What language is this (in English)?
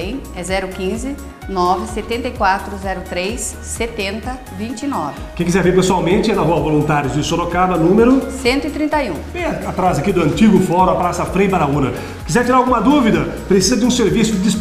Portuguese